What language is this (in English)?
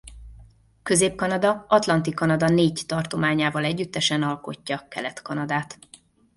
Hungarian